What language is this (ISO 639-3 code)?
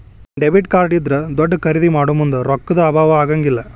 kan